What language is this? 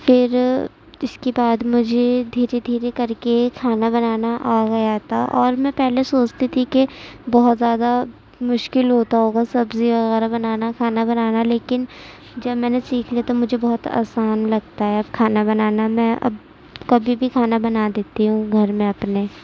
Urdu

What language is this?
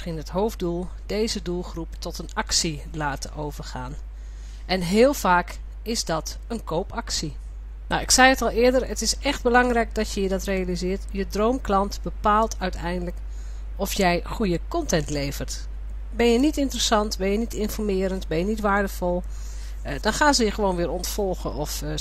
Dutch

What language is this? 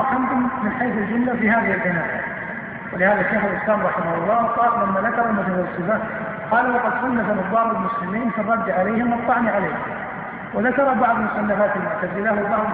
Arabic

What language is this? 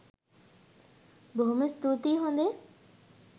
Sinhala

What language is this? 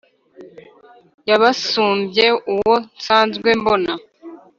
Kinyarwanda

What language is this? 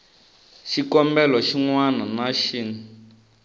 Tsonga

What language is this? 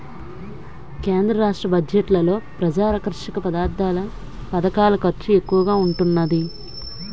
Telugu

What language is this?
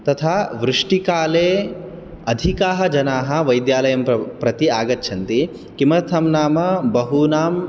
Sanskrit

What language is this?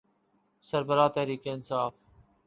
Urdu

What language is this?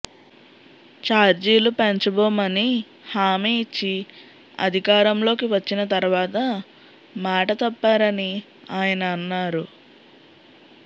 Telugu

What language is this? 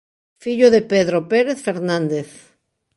Galician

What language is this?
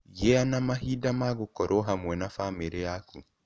Kikuyu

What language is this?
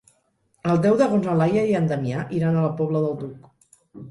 Catalan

